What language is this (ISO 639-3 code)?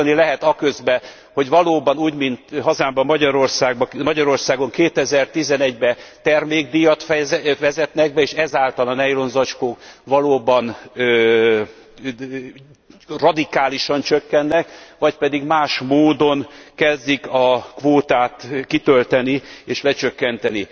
hun